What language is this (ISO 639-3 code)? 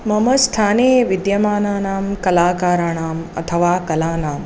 san